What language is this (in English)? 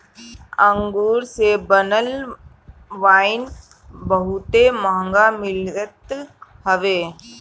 Bhojpuri